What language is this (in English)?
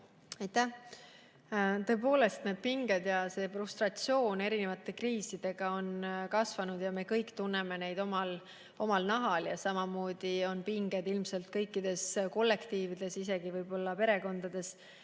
Estonian